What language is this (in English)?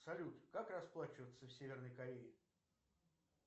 Russian